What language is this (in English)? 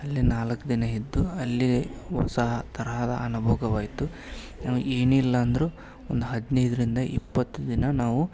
Kannada